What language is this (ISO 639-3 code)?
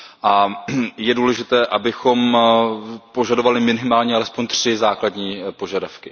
ces